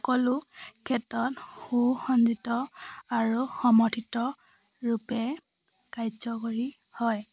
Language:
Assamese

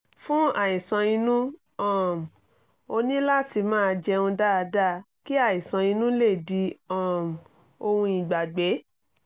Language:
Yoruba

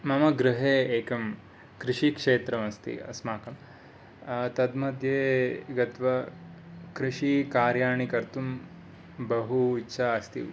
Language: Sanskrit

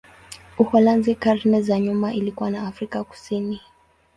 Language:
Swahili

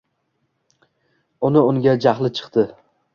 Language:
Uzbek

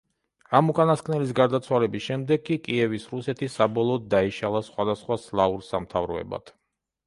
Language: Georgian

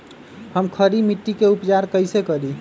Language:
Magahi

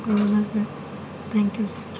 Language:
Tamil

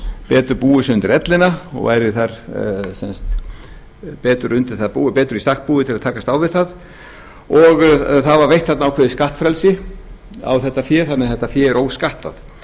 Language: Icelandic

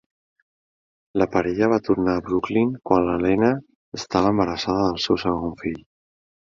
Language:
Catalan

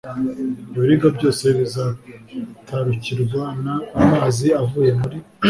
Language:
Kinyarwanda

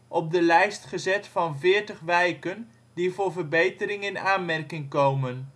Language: Dutch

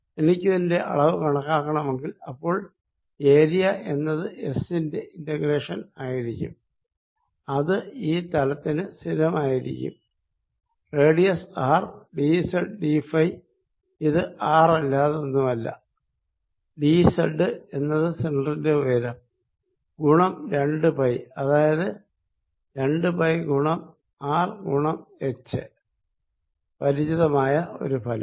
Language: Malayalam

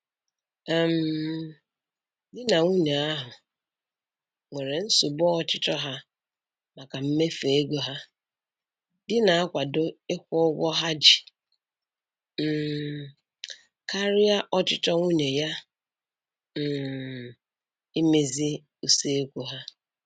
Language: Igbo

